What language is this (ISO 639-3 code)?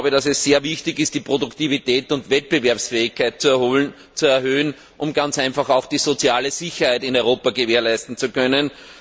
deu